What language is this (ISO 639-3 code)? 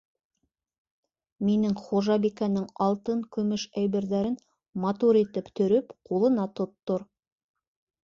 bak